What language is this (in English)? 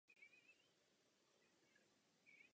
Czech